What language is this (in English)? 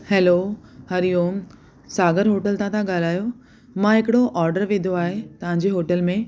Sindhi